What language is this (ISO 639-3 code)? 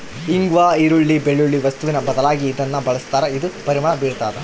kan